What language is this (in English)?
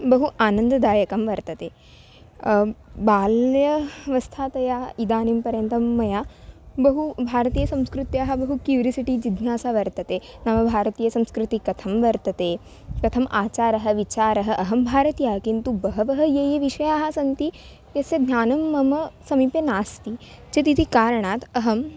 Sanskrit